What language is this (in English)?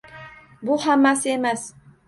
Uzbek